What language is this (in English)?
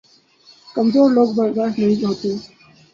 Urdu